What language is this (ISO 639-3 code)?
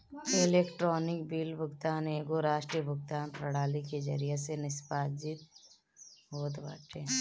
bho